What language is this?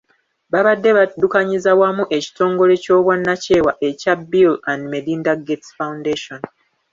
Ganda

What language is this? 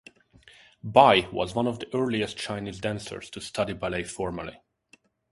English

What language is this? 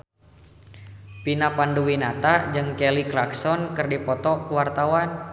Sundanese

